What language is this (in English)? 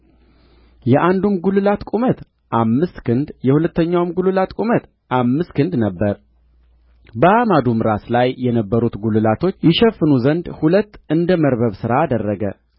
Amharic